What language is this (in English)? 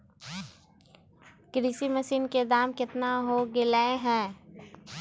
Magahi